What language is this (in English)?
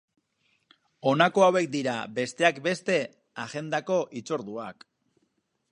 Basque